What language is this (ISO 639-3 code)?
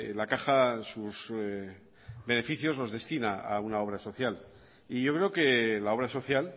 spa